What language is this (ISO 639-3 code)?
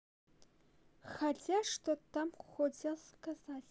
rus